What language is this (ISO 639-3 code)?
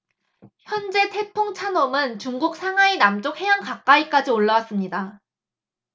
kor